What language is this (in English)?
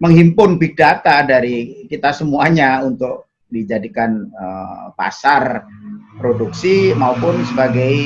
Indonesian